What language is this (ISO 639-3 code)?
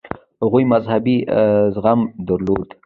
pus